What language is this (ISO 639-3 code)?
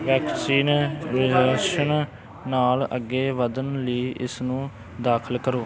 pan